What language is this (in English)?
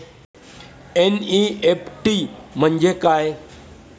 Marathi